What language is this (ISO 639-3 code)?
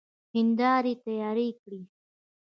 pus